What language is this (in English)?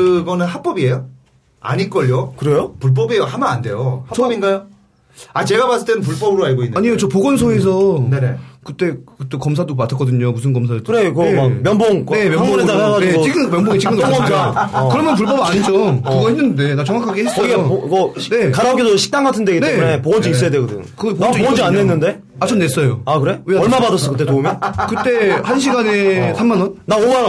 Korean